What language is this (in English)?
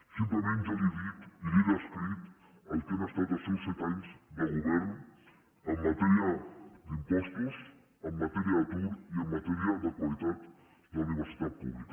Catalan